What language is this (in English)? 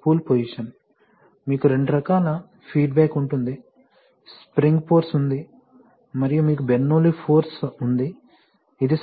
Telugu